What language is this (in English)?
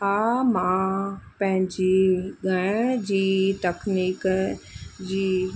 Sindhi